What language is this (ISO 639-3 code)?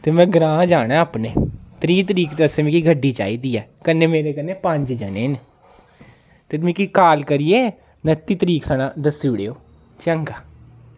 doi